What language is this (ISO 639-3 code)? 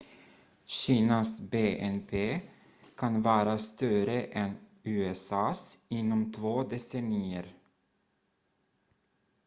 swe